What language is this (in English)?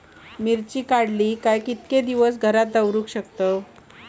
Marathi